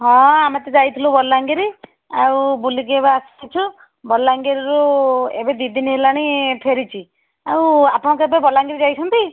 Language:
Odia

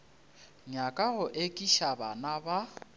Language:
Northern Sotho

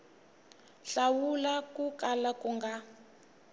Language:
Tsonga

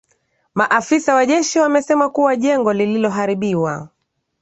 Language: Swahili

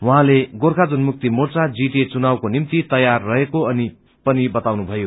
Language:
Nepali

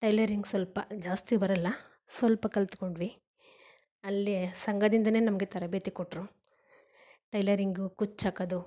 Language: Kannada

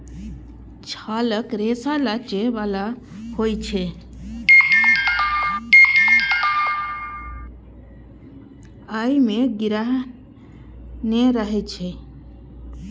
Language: Maithili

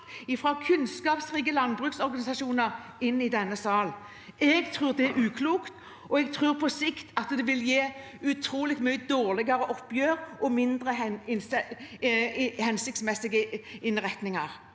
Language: Norwegian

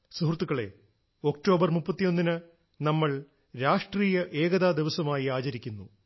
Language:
Malayalam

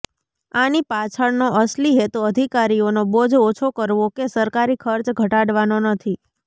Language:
Gujarati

